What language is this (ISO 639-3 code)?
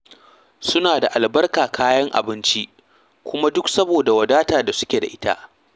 hau